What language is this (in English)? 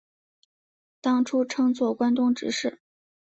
Chinese